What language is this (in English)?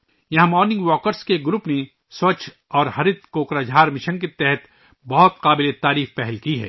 Urdu